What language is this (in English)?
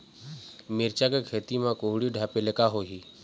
Chhattisgarhi